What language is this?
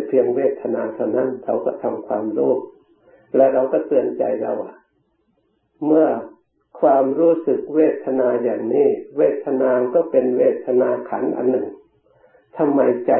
Thai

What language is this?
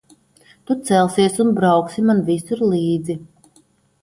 Latvian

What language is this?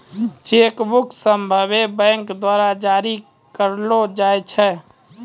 Maithili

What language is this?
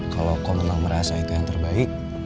Indonesian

